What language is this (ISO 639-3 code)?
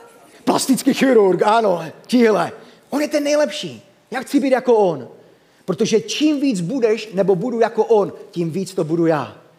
ces